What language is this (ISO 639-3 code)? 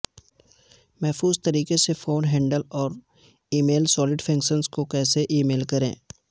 urd